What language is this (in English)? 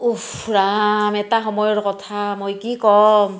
Assamese